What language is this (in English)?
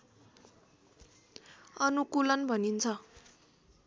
Nepali